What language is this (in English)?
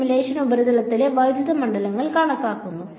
Malayalam